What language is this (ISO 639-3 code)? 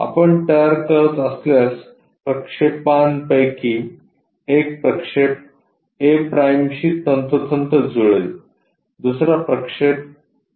mar